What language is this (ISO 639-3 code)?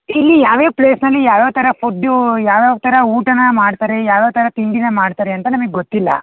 kan